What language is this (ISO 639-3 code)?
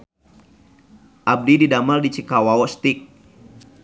sun